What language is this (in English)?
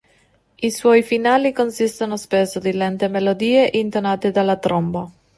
Italian